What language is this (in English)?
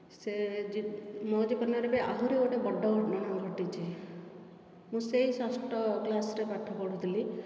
Odia